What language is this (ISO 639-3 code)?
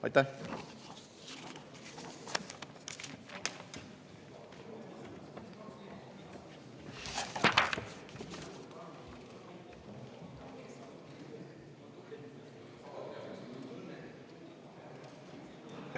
est